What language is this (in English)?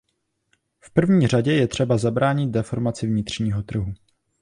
Czech